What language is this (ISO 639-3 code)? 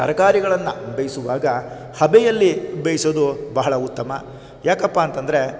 kan